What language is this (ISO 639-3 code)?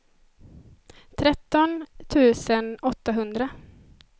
swe